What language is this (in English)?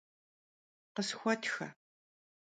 Kabardian